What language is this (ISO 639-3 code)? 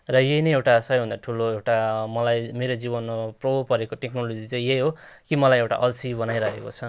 nep